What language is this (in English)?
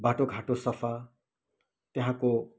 Nepali